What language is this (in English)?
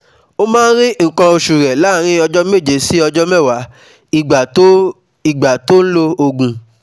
Yoruba